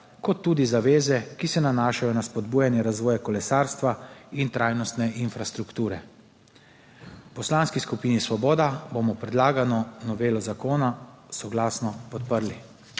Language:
Slovenian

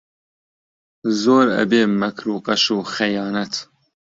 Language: Central Kurdish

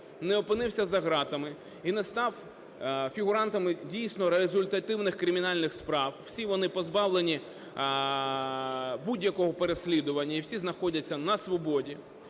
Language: Ukrainian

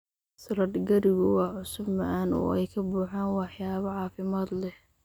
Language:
Somali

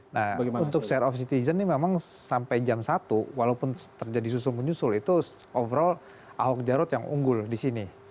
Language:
Indonesian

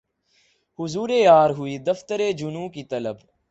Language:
Urdu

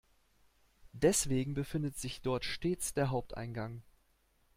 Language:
German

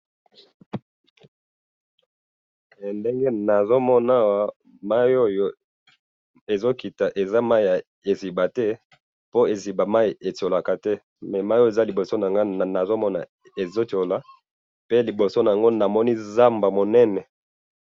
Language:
Lingala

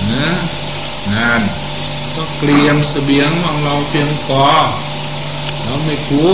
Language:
Thai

